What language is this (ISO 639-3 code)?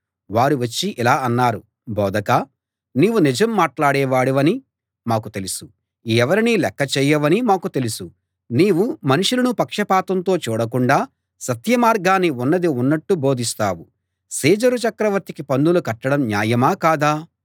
tel